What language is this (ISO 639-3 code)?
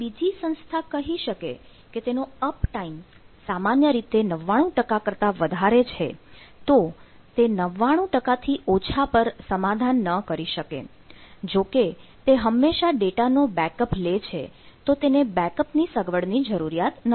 guj